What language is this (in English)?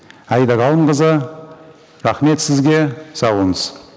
Kazakh